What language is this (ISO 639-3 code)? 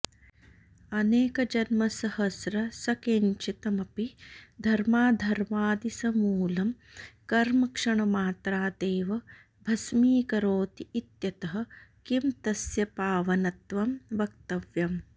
san